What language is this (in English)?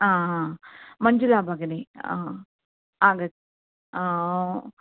Sanskrit